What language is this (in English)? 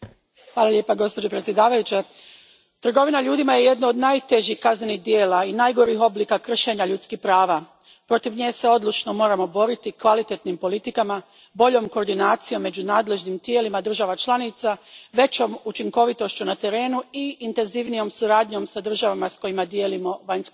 Croatian